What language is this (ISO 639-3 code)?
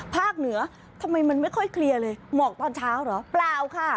tha